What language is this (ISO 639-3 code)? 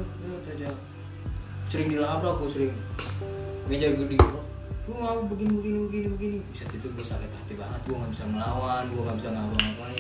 ind